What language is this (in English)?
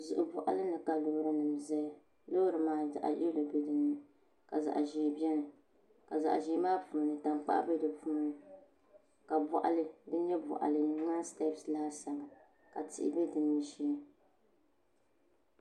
Dagbani